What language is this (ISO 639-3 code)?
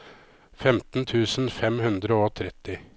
nor